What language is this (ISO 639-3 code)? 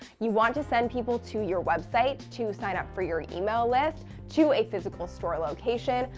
eng